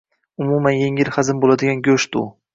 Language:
Uzbek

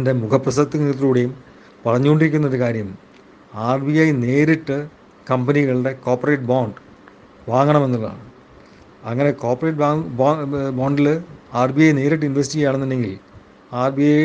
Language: Malayalam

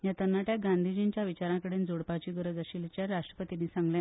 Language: Konkani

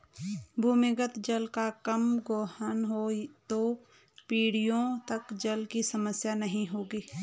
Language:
Hindi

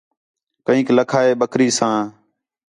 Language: Khetrani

